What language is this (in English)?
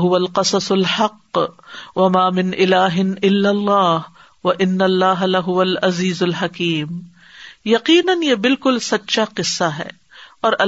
Urdu